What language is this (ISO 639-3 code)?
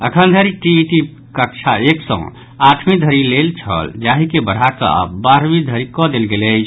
mai